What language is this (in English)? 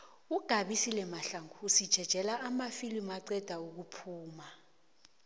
South Ndebele